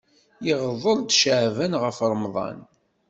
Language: Kabyle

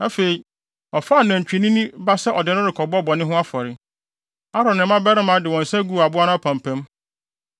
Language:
Akan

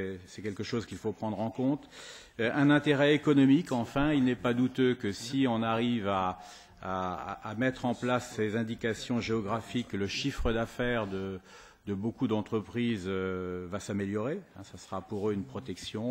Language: French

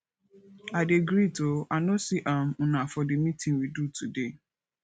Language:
Nigerian Pidgin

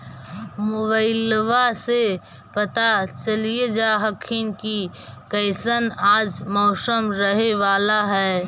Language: Magahi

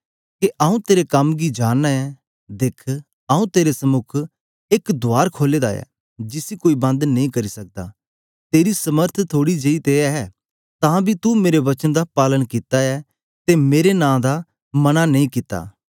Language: Dogri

